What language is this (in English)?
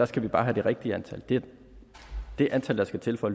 Danish